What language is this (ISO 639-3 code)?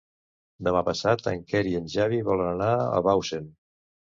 cat